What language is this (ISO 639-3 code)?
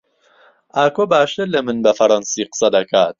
ckb